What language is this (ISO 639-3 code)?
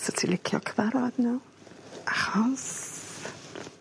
cym